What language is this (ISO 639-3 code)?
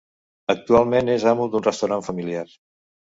cat